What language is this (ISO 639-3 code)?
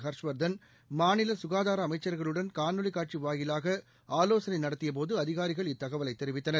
tam